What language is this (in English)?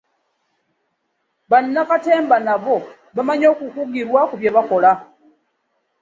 Ganda